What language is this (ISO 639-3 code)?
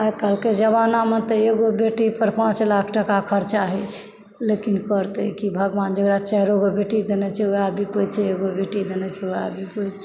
mai